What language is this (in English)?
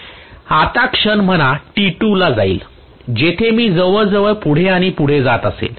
Marathi